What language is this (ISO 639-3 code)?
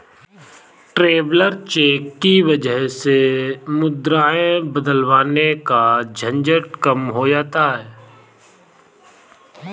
hin